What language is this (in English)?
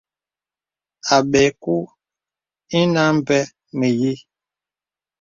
Bebele